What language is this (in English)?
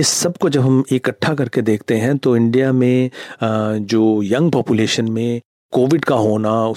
Hindi